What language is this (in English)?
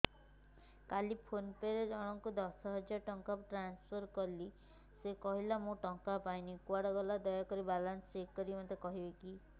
Odia